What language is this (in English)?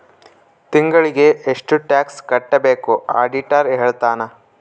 Kannada